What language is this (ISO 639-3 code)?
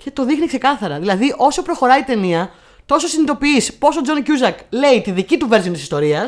ell